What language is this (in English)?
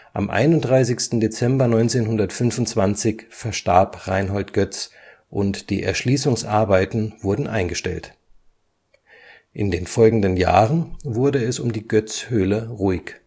German